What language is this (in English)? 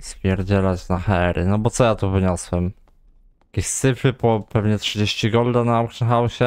Polish